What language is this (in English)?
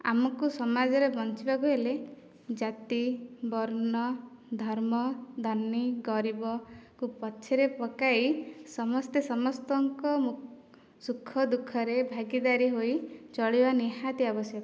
Odia